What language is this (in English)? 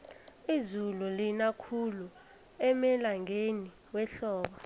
South Ndebele